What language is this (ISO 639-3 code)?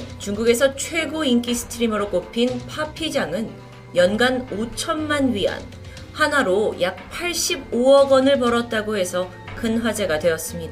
kor